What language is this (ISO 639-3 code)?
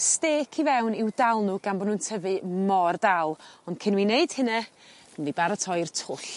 cym